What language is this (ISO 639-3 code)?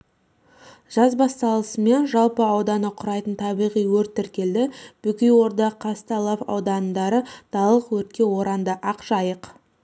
kaz